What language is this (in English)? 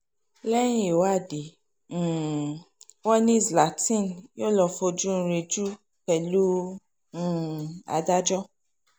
Yoruba